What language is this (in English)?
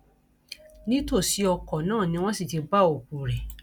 Yoruba